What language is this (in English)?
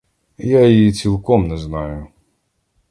Ukrainian